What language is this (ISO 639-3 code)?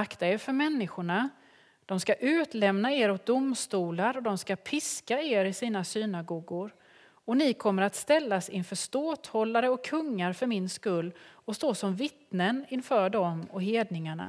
swe